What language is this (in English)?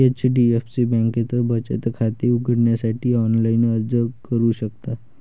Marathi